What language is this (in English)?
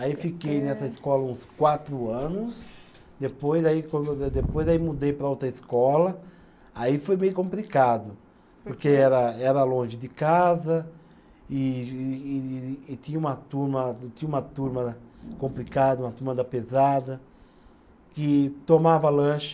Portuguese